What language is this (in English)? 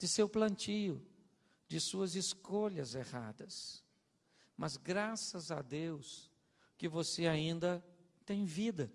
Portuguese